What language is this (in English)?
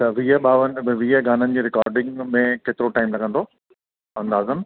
Sindhi